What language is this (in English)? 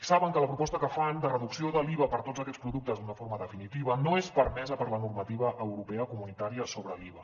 Catalan